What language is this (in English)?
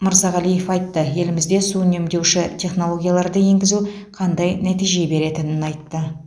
Kazakh